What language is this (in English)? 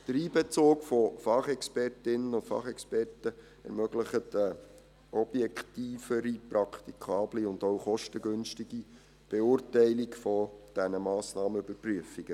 Swiss German